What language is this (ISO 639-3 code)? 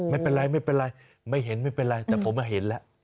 tha